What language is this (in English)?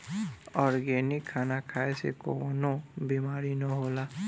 Bhojpuri